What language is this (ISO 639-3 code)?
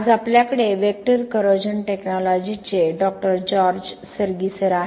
mar